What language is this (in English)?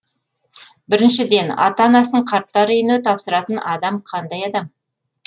Kazakh